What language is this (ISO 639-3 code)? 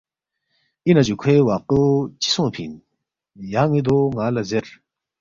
bft